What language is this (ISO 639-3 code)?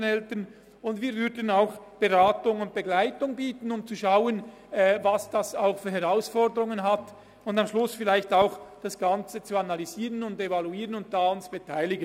gsw